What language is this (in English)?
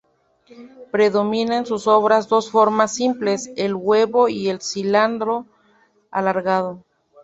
Spanish